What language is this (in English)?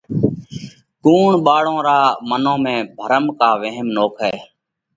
Parkari Koli